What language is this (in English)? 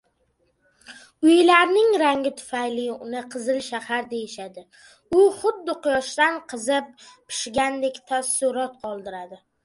Uzbek